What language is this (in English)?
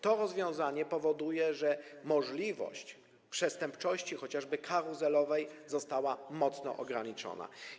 Polish